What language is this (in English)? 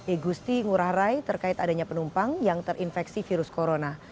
Indonesian